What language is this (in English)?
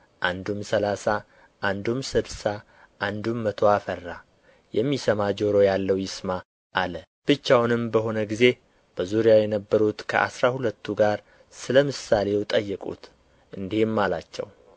Amharic